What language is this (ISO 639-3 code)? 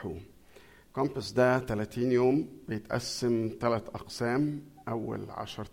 ara